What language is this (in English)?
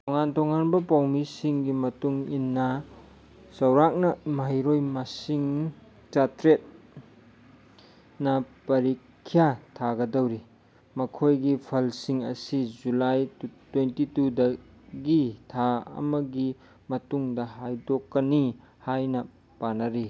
Manipuri